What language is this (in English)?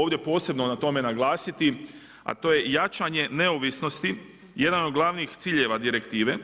Croatian